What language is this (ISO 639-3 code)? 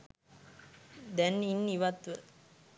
sin